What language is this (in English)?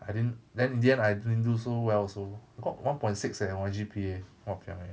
English